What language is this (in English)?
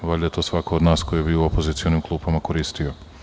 Serbian